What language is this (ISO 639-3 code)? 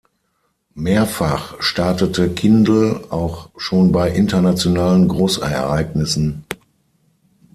deu